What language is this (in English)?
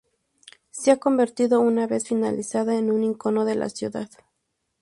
Spanish